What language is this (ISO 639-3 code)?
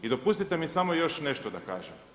hrv